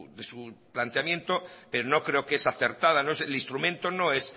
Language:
Spanish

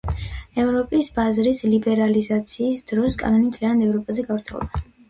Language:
Georgian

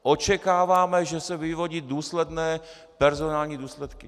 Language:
Czech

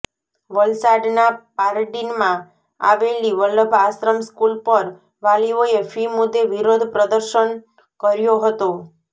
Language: Gujarati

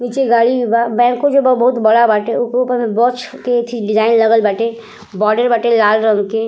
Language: Bhojpuri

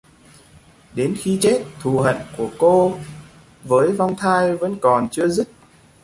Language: Vietnamese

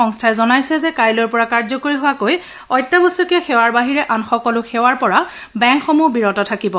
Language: Assamese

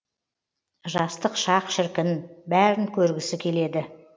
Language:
Kazakh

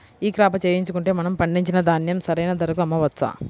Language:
Telugu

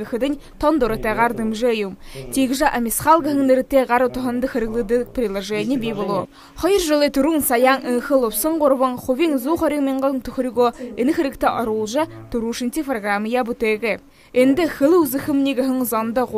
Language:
Ukrainian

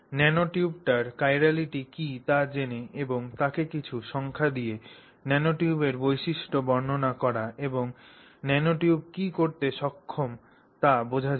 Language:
Bangla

